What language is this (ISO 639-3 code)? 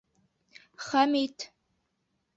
bak